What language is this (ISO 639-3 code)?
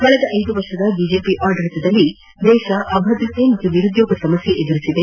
kan